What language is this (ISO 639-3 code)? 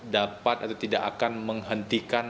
ind